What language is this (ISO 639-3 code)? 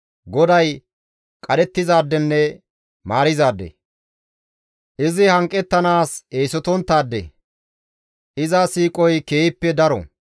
gmv